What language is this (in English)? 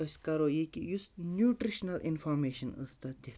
Kashmiri